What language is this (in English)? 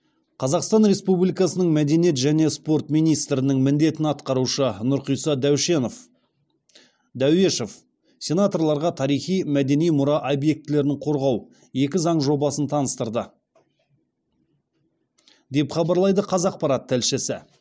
Kazakh